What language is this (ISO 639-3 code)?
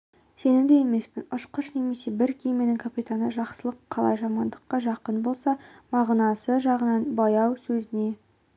kaz